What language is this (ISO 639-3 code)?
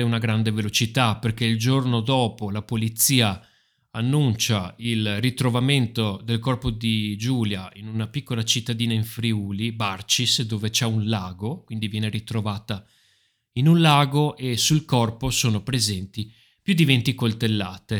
ita